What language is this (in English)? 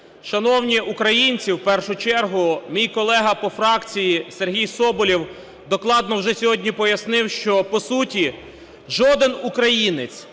Ukrainian